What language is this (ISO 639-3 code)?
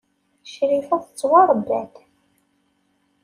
kab